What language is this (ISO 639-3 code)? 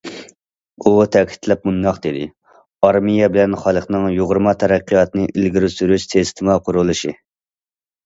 uig